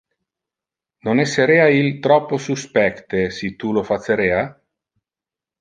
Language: Interlingua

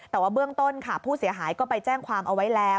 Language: Thai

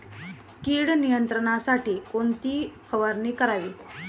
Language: Marathi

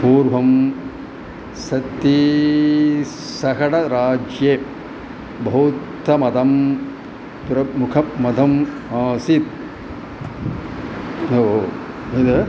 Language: Sanskrit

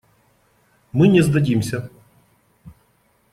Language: Russian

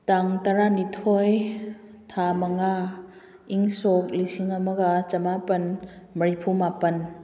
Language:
Manipuri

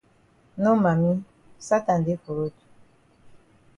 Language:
Cameroon Pidgin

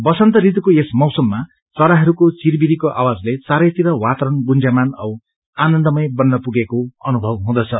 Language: Nepali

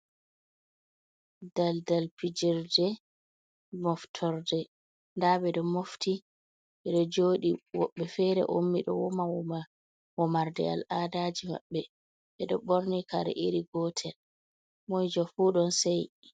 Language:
Fula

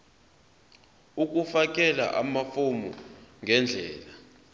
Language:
Zulu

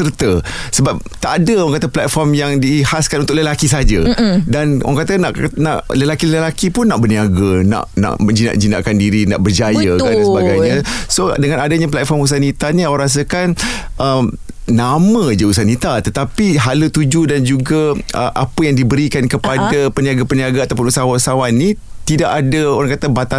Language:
Malay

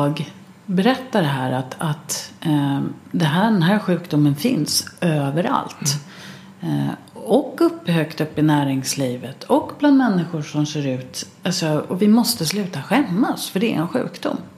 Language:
Swedish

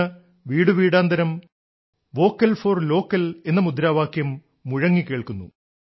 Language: Malayalam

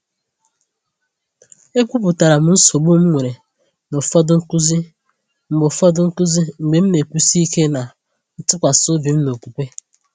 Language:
Igbo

